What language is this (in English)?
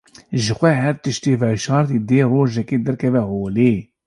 Kurdish